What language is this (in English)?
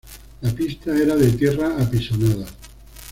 Spanish